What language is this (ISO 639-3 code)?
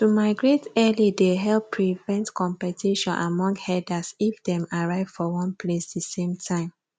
pcm